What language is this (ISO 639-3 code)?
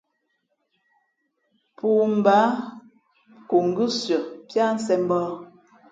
fmp